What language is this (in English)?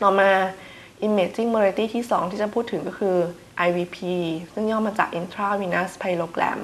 Thai